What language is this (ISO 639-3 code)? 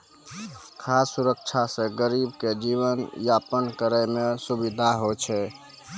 mai